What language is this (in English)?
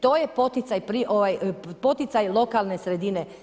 Croatian